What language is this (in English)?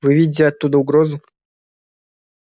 Russian